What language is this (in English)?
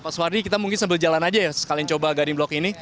Indonesian